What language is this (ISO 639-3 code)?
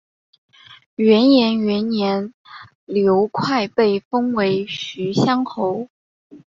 zho